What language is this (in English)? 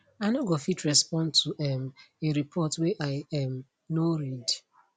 Nigerian Pidgin